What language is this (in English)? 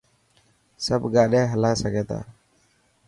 Dhatki